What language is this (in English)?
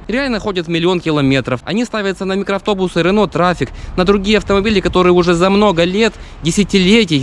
Russian